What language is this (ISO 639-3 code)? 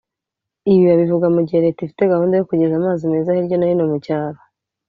kin